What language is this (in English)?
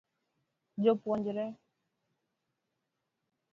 Luo (Kenya and Tanzania)